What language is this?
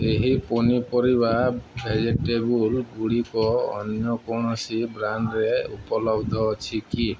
Odia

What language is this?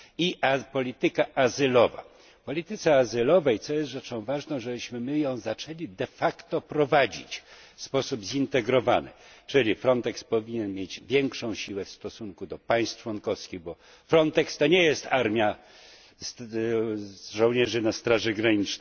Polish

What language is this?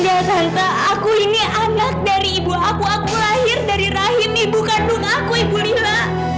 Indonesian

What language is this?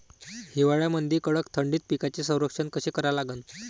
Marathi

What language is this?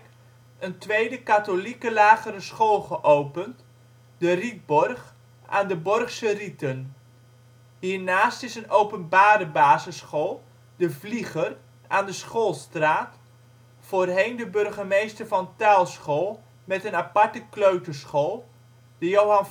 Dutch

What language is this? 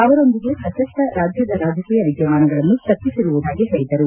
Kannada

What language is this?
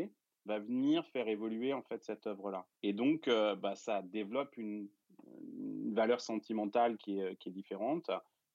French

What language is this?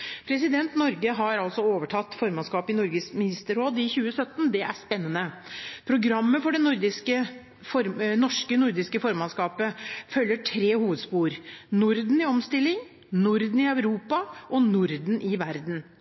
Norwegian Bokmål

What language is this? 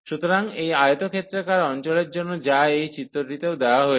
Bangla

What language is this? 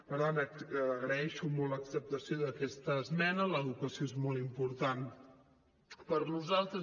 Catalan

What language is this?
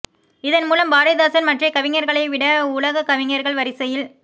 Tamil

